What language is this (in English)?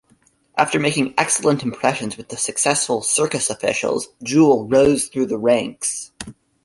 English